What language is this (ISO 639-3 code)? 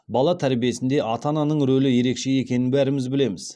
kaz